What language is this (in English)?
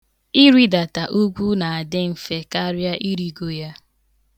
Igbo